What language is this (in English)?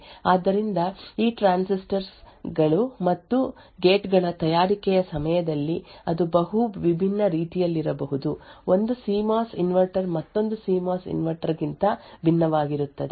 Kannada